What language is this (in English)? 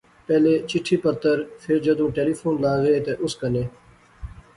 Pahari-Potwari